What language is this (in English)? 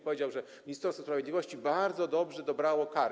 Polish